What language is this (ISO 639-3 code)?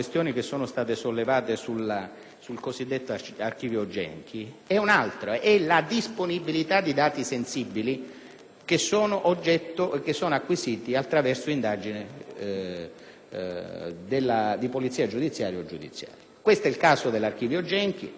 ita